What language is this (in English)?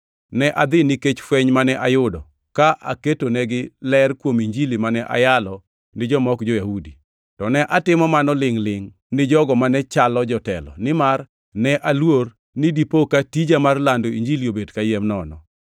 Luo (Kenya and Tanzania)